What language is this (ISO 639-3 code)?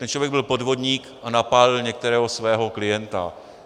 ces